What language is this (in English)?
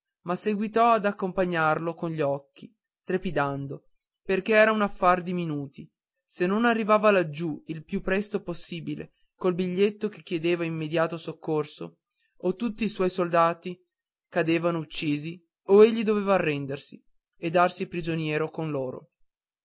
Italian